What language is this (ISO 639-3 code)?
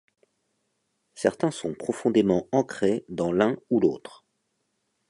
fra